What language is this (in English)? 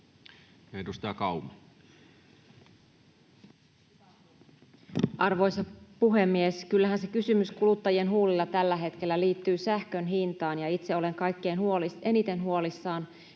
Finnish